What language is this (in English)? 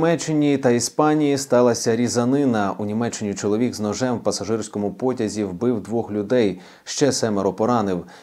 Ukrainian